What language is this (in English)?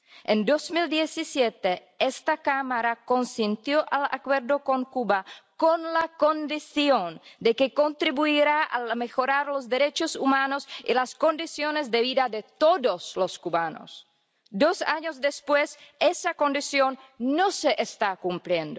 Spanish